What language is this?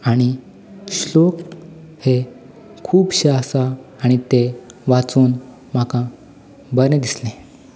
Konkani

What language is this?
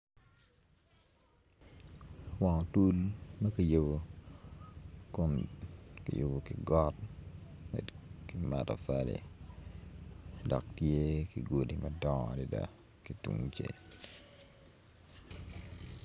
Acoli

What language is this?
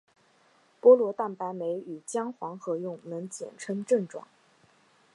Chinese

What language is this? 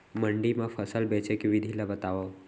Chhattisgarhi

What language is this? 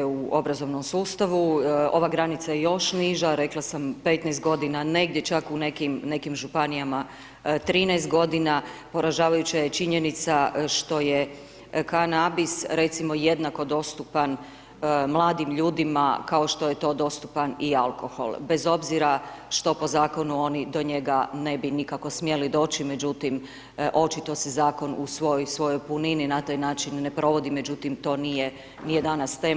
Croatian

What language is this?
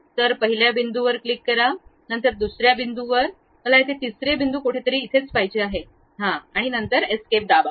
Marathi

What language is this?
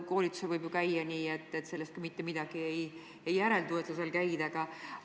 Estonian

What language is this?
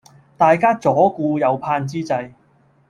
Cantonese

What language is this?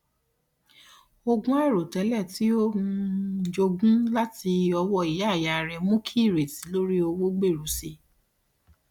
Yoruba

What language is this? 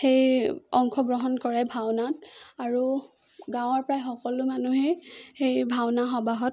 Assamese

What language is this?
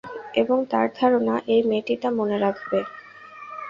Bangla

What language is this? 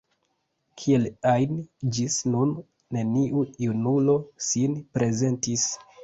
Esperanto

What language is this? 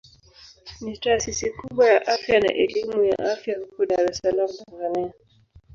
Swahili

